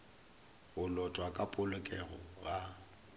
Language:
Northern Sotho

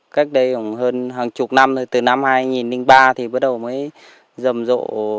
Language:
Vietnamese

